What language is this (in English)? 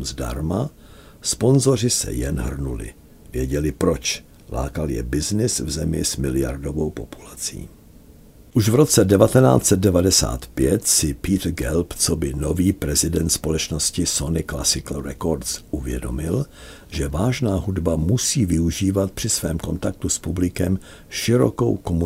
Czech